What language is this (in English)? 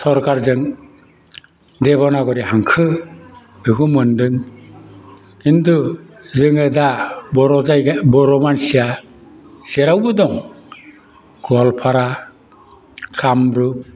Bodo